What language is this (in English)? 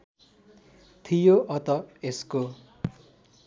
Nepali